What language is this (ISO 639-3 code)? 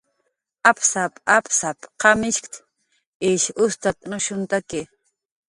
jqr